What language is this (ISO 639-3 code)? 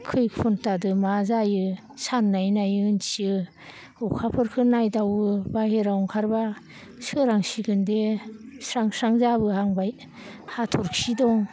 brx